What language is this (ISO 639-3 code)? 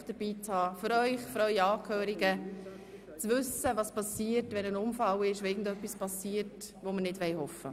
gsw